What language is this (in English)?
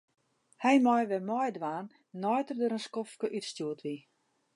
Western Frisian